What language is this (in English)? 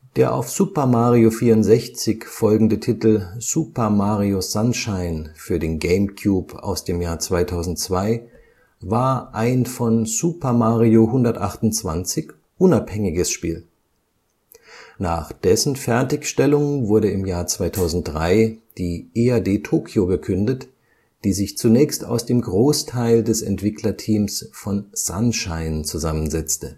German